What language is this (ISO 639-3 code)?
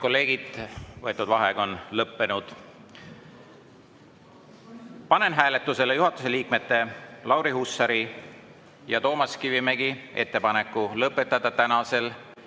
est